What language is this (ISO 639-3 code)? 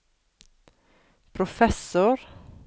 nor